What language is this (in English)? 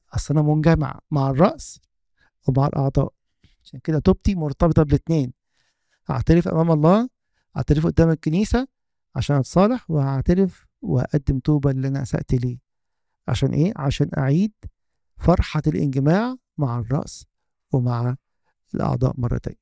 Arabic